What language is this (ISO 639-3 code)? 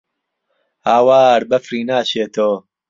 ckb